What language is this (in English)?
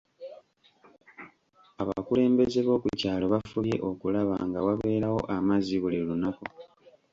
Ganda